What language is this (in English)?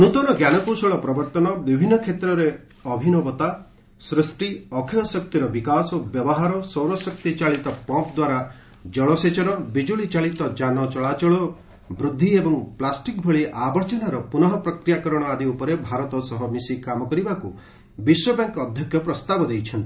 Odia